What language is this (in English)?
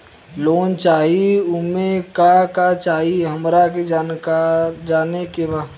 Bhojpuri